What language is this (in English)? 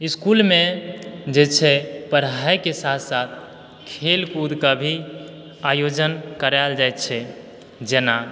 Maithili